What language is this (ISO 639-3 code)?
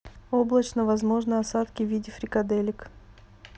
rus